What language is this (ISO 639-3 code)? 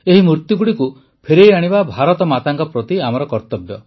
ori